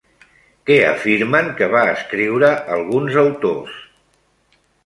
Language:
Catalan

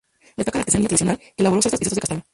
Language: Spanish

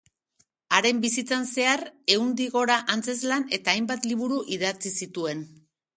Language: Basque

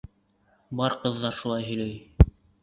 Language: Bashkir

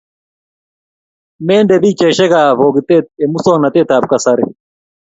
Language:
Kalenjin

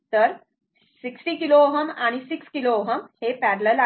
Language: Marathi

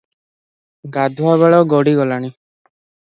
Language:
Odia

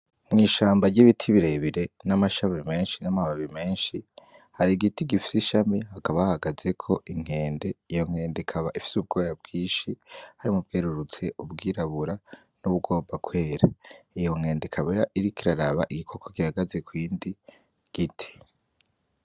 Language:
Rundi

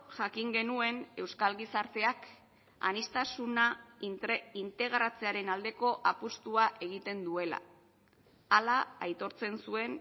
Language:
Basque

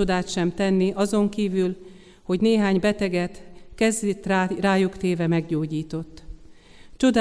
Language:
Hungarian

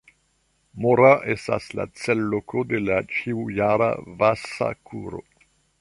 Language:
Esperanto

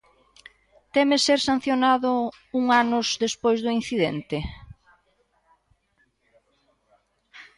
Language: Galician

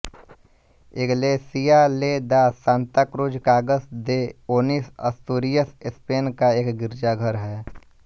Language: Hindi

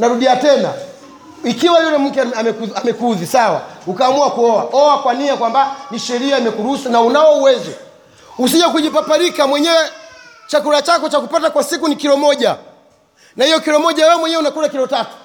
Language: Swahili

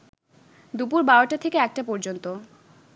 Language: Bangla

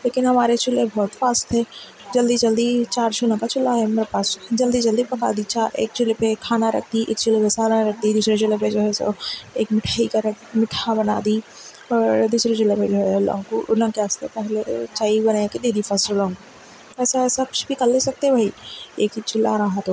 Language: Urdu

